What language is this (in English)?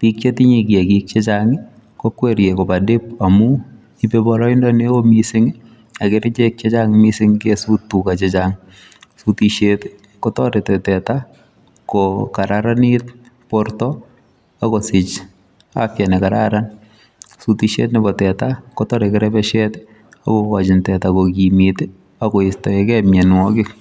Kalenjin